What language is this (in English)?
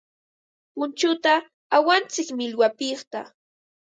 Ambo-Pasco Quechua